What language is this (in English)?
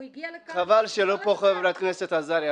Hebrew